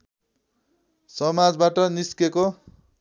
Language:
Nepali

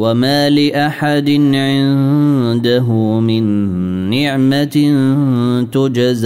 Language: Arabic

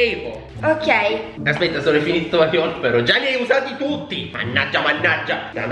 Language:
Italian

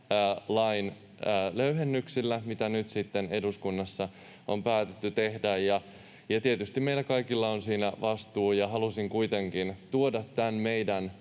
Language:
Finnish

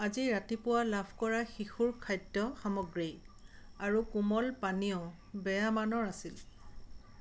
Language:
Assamese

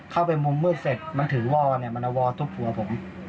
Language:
Thai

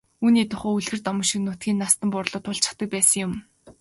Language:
Mongolian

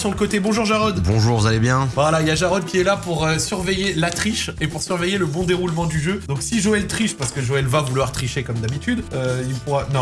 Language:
French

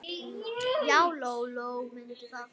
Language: Icelandic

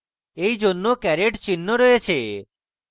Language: Bangla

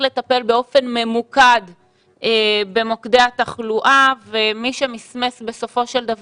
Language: Hebrew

